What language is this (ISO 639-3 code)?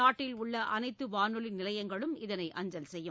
tam